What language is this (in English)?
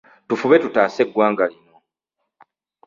Ganda